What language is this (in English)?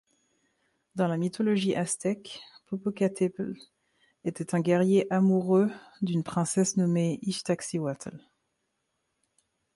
French